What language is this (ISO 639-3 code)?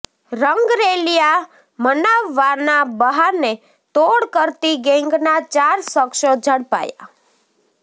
guj